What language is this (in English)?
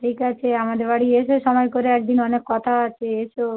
Bangla